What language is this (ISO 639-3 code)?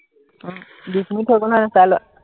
asm